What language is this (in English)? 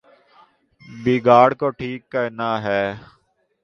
Urdu